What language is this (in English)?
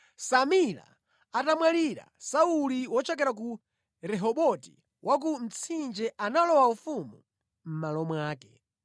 Nyanja